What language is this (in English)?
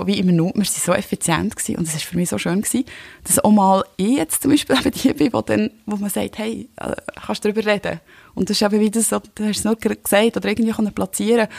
German